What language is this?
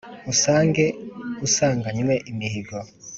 Kinyarwanda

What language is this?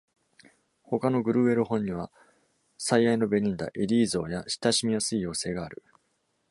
Japanese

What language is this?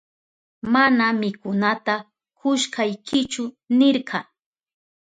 Southern Pastaza Quechua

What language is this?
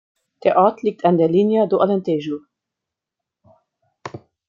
German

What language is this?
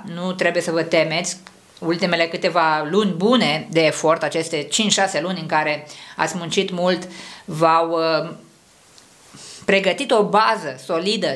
Romanian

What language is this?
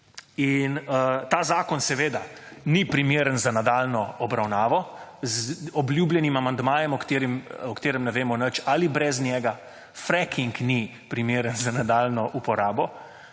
Slovenian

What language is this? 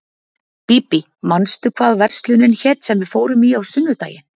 Icelandic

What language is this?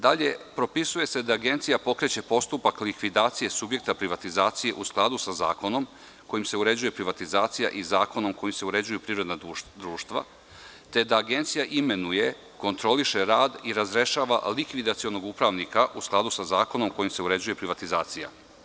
Serbian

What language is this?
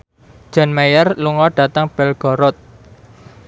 Javanese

